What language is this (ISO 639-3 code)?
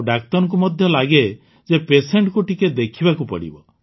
ori